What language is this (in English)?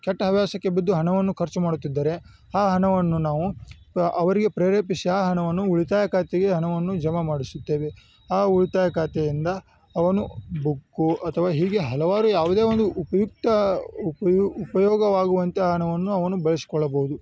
Kannada